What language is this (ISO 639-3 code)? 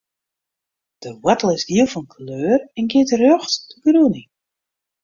fry